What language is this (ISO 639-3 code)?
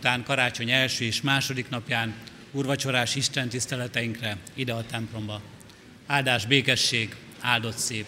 hun